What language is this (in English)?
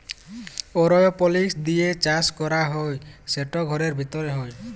Bangla